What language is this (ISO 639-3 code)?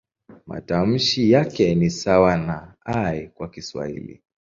swa